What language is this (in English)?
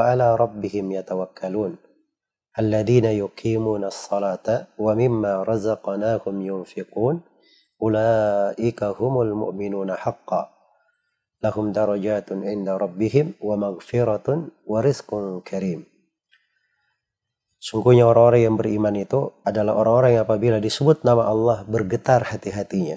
Indonesian